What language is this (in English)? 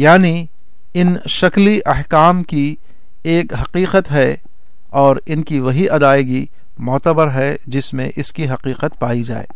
Urdu